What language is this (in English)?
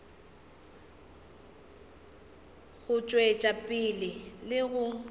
Northern Sotho